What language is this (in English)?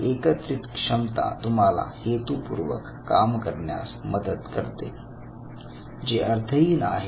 Marathi